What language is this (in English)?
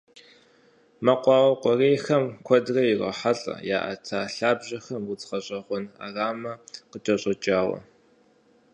Kabardian